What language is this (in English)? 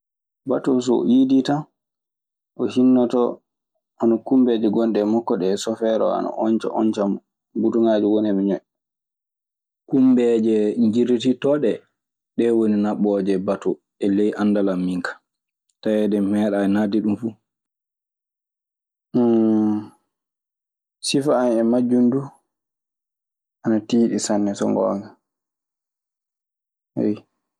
Maasina Fulfulde